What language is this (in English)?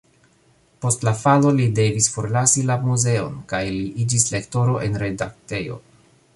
Esperanto